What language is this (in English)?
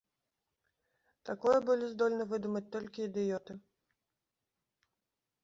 Belarusian